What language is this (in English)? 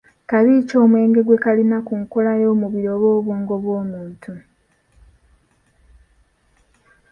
Ganda